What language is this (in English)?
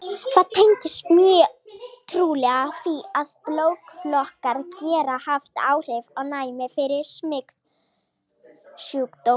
Icelandic